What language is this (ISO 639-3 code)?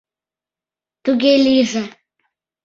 chm